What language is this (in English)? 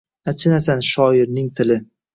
Uzbek